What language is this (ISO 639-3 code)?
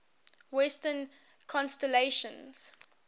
eng